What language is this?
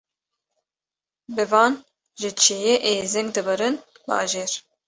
Kurdish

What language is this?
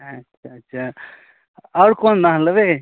Maithili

